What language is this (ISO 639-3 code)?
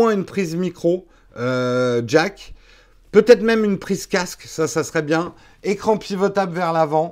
fra